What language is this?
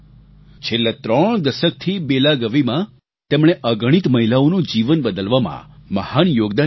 Gujarati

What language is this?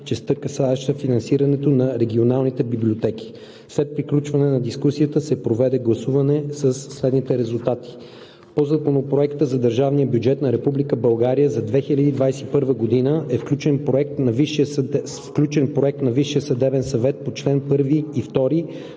Bulgarian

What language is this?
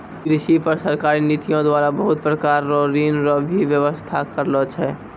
Maithili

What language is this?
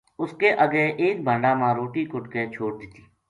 Gujari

